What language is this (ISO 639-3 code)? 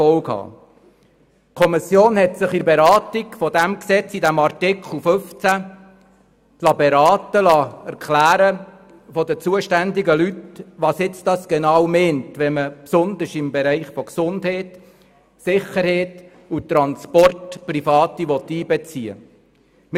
gsw